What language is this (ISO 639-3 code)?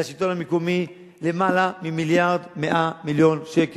heb